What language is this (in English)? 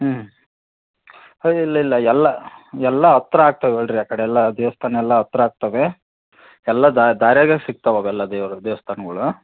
Kannada